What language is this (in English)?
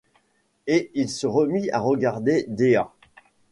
French